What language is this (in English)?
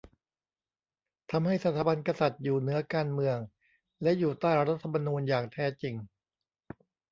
Thai